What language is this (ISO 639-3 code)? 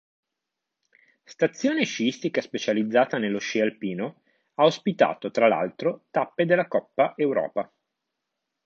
ita